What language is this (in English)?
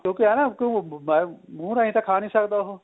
Punjabi